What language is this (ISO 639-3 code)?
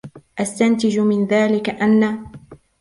ara